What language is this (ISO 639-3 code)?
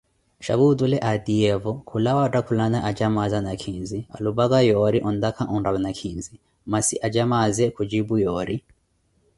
eko